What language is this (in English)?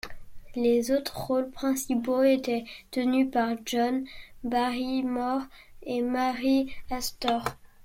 French